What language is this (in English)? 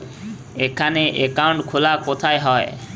Bangla